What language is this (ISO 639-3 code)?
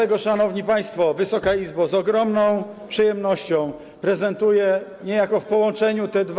pol